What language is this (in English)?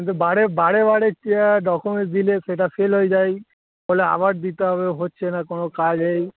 Bangla